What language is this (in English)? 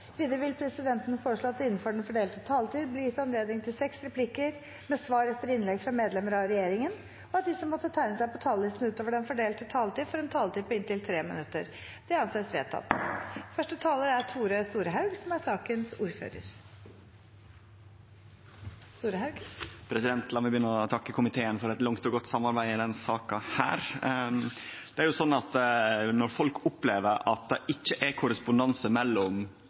Norwegian